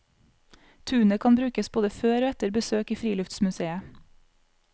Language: Norwegian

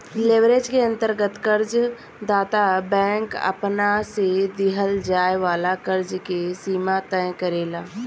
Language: Bhojpuri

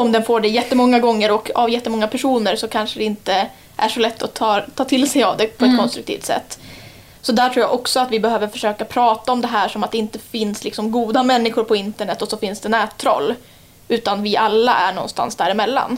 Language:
Swedish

